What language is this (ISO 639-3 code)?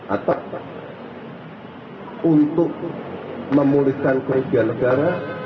ind